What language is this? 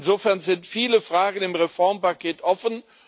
German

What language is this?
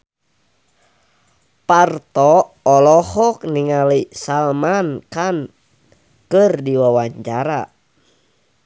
Sundanese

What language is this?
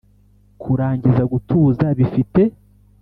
Kinyarwanda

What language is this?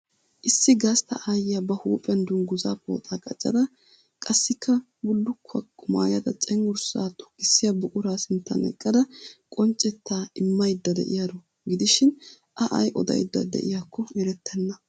Wolaytta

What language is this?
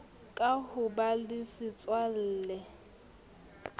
Southern Sotho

